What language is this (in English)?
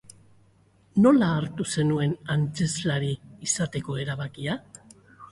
Basque